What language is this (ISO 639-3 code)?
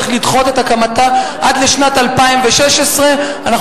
heb